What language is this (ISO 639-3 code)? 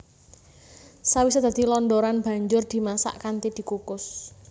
jav